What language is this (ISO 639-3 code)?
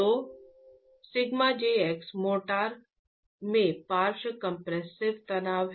hin